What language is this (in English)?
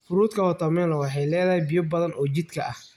Somali